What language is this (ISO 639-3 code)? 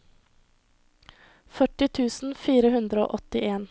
nor